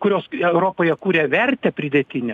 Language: Lithuanian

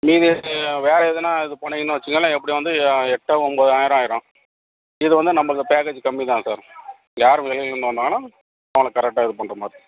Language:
Tamil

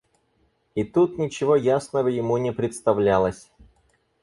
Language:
Russian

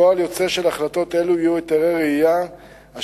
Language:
Hebrew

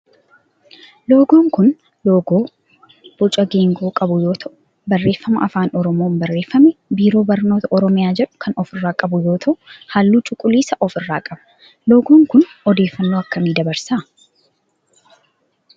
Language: Oromo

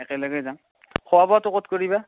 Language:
Assamese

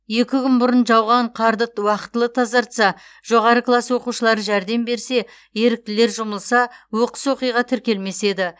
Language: Kazakh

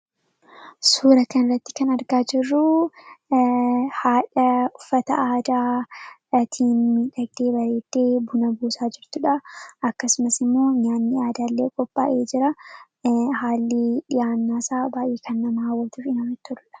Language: Oromo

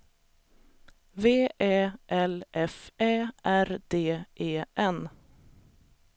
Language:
Swedish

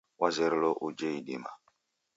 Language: Taita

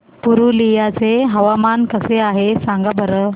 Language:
Marathi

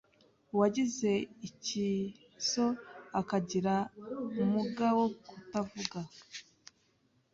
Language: Kinyarwanda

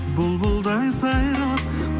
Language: Kazakh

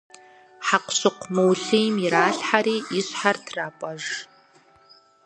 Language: Kabardian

